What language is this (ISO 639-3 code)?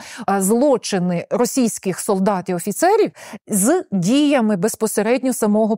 ukr